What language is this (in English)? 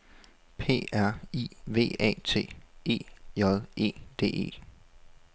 Danish